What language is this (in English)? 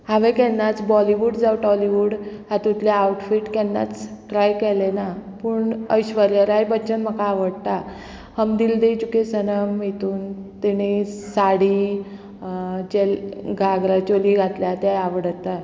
Konkani